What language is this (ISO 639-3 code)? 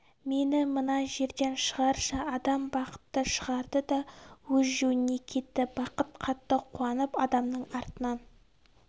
kaz